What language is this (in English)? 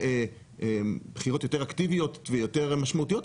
Hebrew